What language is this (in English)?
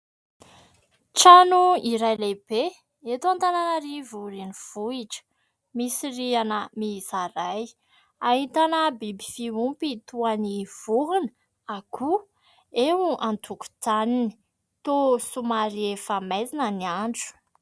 Malagasy